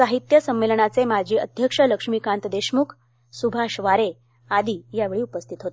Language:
Marathi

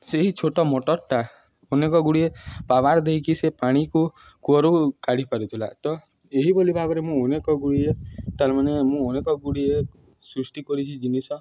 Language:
Odia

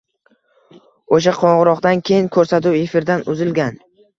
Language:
Uzbek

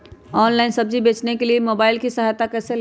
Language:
Magahi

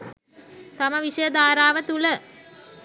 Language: Sinhala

